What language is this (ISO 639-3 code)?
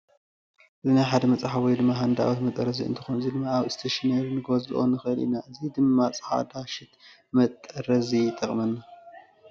tir